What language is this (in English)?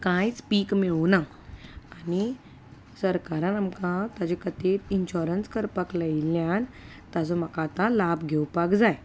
Konkani